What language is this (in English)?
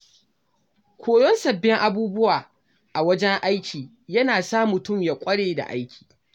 Hausa